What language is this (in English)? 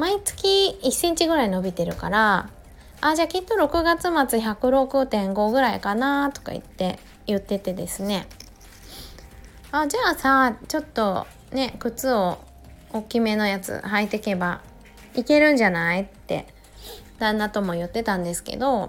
Japanese